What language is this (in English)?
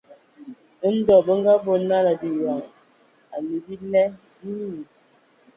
Ewondo